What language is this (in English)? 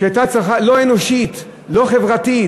Hebrew